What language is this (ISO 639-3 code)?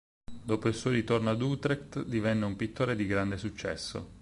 ita